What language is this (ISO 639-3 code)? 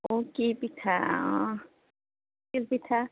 asm